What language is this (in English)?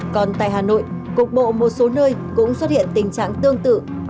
Vietnamese